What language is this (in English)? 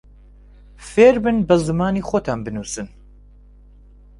Central Kurdish